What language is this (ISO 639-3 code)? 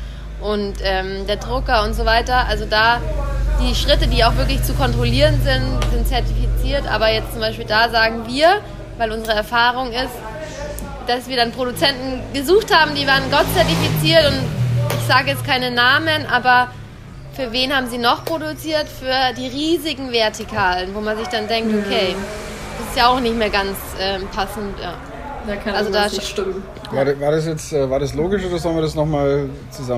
deu